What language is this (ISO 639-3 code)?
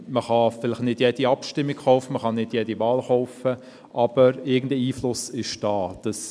gsw